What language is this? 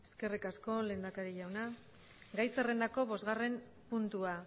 Basque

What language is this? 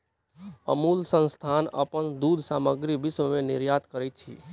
Maithili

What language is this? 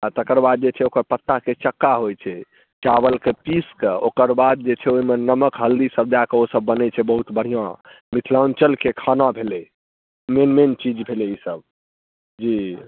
Maithili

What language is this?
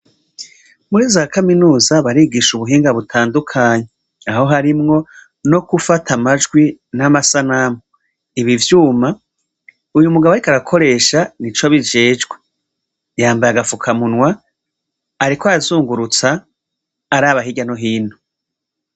Rundi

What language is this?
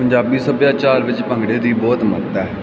Punjabi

